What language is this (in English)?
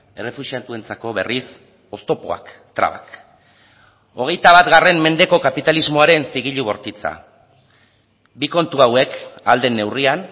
Basque